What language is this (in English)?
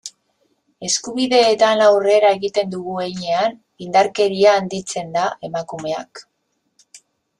Basque